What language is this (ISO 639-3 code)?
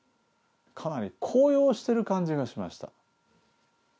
jpn